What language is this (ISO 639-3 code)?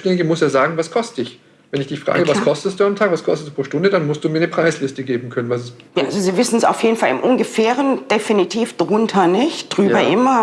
deu